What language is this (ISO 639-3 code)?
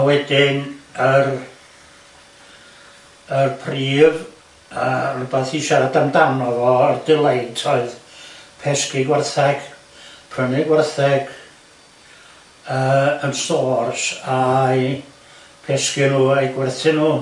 cym